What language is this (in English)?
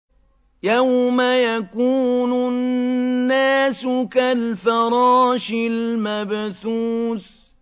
Arabic